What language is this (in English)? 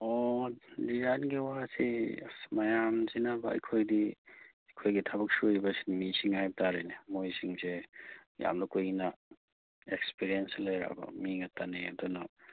Manipuri